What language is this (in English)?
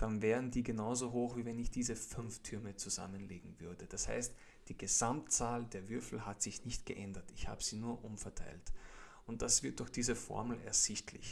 German